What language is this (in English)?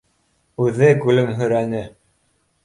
Bashkir